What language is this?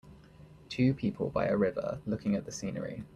English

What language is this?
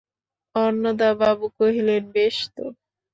Bangla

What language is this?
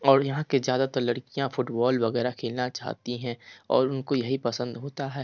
Hindi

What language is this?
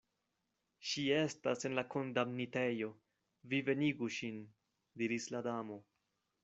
Esperanto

